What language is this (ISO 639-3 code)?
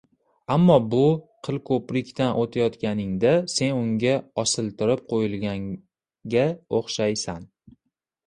uzb